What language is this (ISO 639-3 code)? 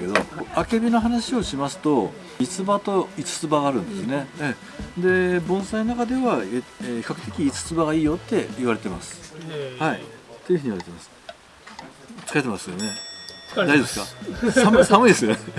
jpn